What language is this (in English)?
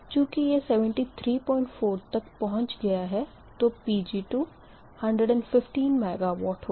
Hindi